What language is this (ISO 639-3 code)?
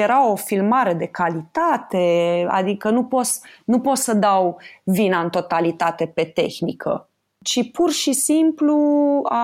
ron